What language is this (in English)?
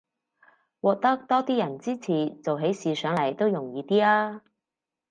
Cantonese